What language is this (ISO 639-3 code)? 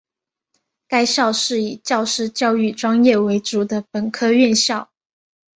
zho